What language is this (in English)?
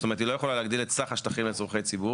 Hebrew